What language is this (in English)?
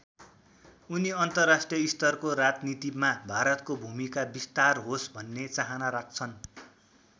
Nepali